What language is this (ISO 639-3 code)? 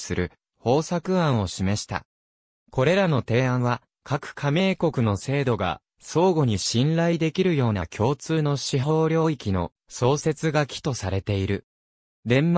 jpn